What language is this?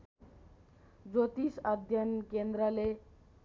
Nepali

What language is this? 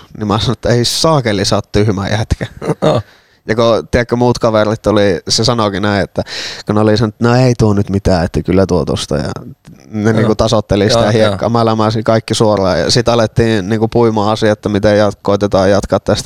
Finnish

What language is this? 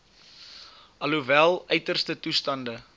Afrikaans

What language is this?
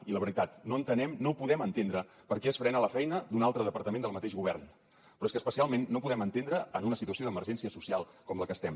Catalan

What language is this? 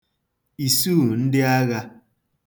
Igbo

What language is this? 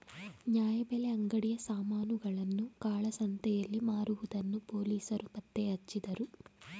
Kannada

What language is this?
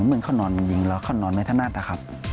Thai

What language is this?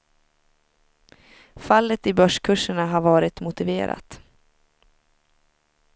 Swedish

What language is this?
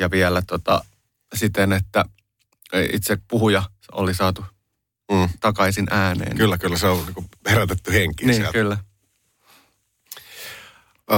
Finnish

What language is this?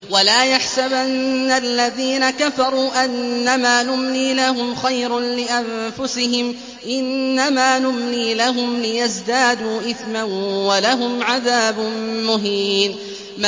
Arabic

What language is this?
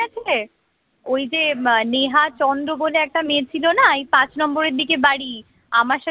Bangla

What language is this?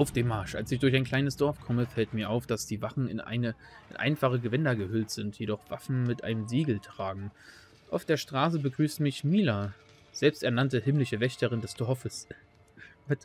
German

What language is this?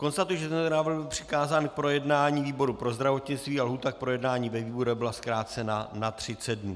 Czech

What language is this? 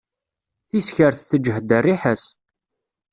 Kabyle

